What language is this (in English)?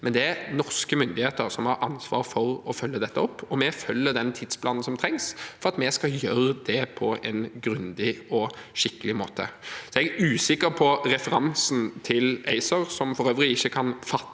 Norwegian